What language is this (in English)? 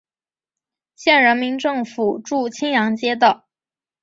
Chinese